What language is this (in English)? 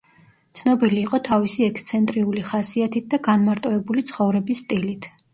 Georgian